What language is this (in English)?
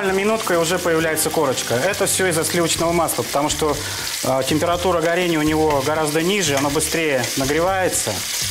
Russian